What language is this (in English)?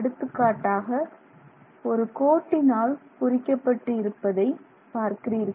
Tamil